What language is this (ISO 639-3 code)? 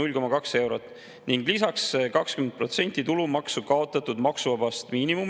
est